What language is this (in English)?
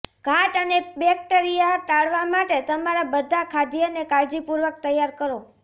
Gujarati